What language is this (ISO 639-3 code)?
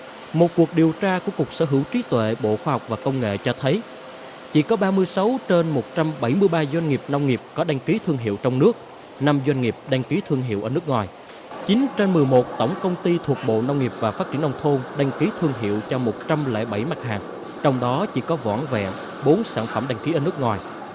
vie